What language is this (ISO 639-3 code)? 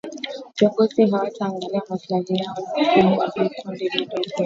swa